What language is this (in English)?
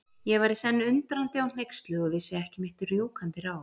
Icelandic